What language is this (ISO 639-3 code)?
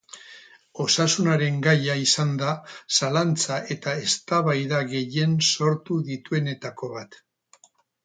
eus